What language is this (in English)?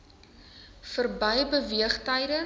Afrikaans